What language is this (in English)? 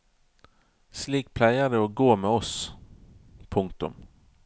Norwegian